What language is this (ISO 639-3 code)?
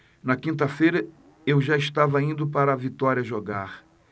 por